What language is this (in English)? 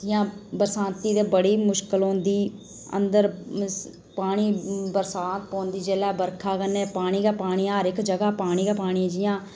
Dogri